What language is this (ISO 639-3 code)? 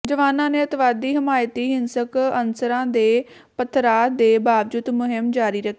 pan